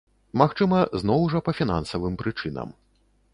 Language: Belarusian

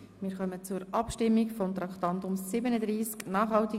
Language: Swiss German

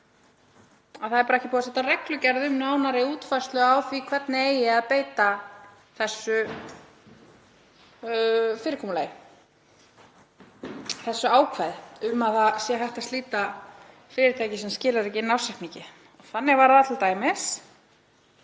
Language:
Icelandic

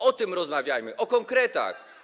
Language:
Polish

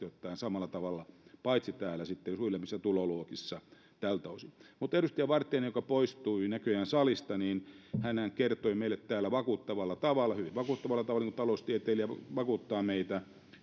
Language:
Finnish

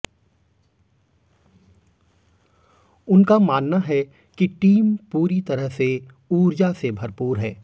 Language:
Hindi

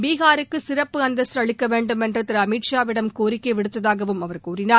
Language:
Tamil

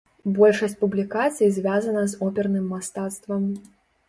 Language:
Belarusian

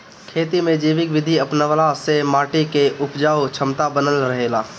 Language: Bhojpuri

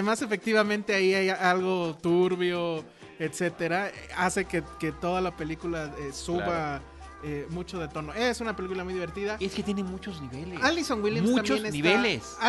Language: Spanish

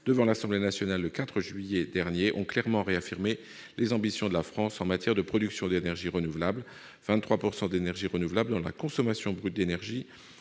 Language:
French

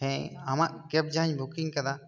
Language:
Santali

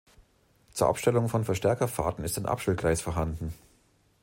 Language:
German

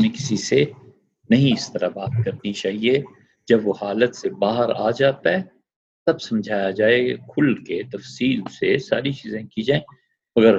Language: Urdu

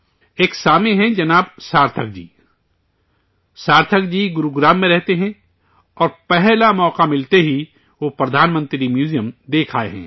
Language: Urdu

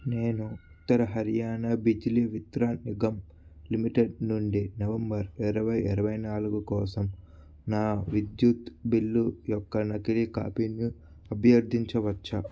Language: Telugu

